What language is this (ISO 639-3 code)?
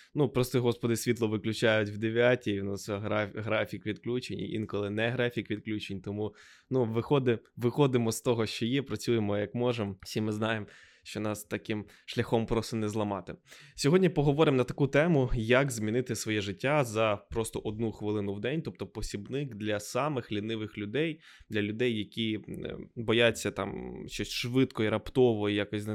ukr